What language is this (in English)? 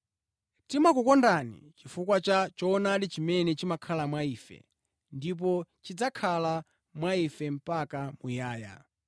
Nyanja